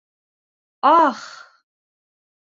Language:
Bashkir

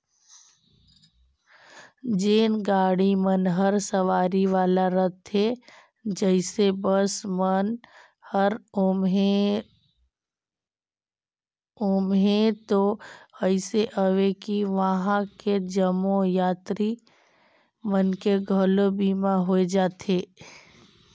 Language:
Chhattisgarhi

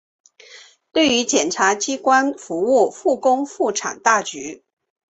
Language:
Chinese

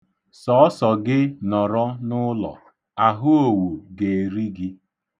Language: Igbo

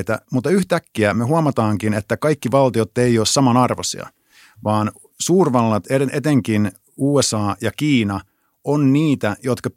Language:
Finnish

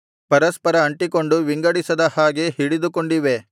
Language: Kannada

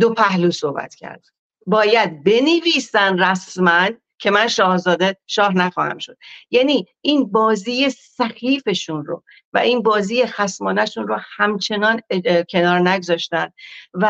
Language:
Persian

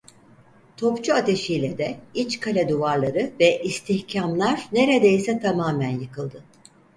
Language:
Turkish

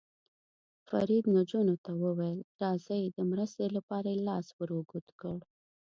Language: Pashto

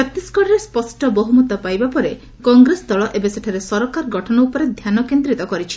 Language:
Odia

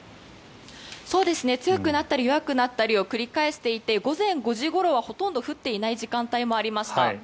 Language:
Japanese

